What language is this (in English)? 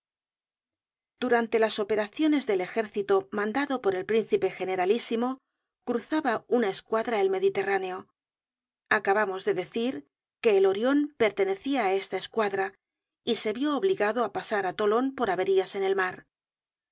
Spanish